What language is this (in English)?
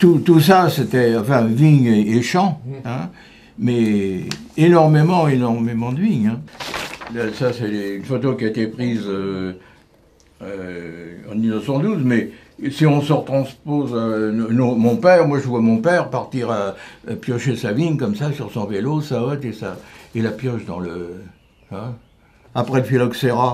French